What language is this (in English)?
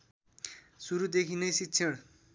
Nepali